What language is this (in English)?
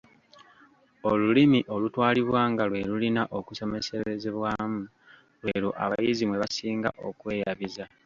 Ganda